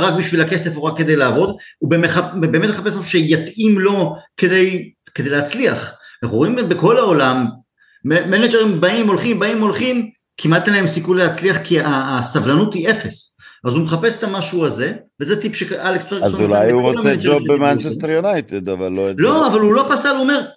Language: Hebrew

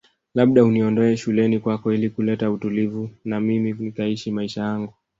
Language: Swahili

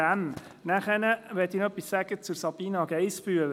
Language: Swiss German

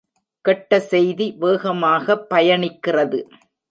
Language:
Tamil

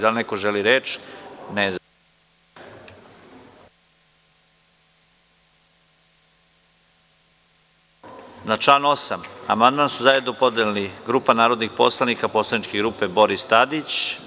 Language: Serbian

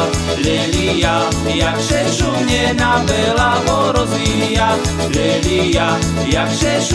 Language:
Slovak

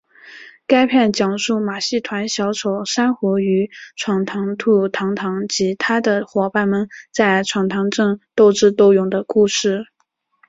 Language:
Chinese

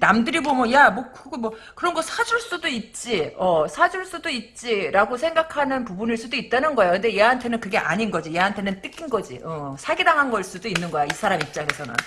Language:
Korean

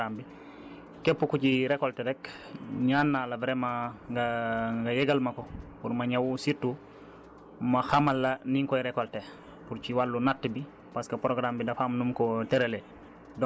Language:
Wolof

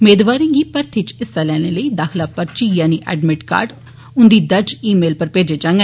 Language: Dogri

